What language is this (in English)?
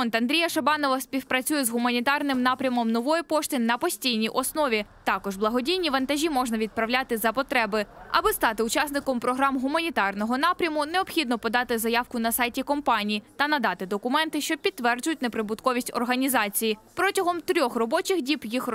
Ukrainian